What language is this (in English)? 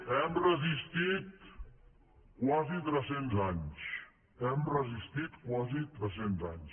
Catalan